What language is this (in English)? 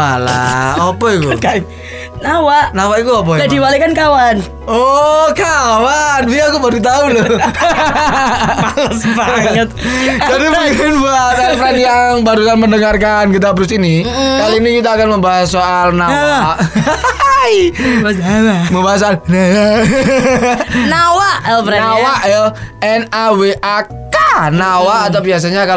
Indonesian